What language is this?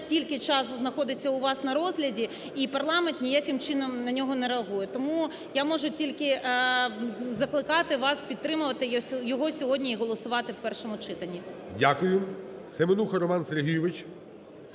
Ukrainian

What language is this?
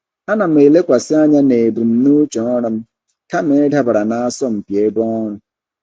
Igbo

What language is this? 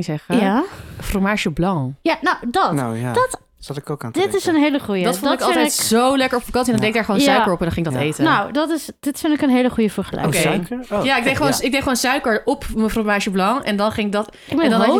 Dutch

